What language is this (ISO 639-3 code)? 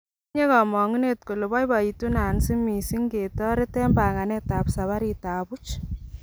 kln